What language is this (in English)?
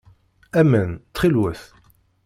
Kabyle